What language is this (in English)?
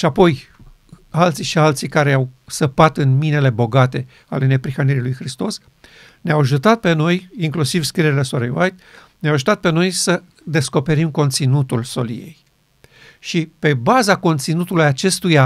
Romanian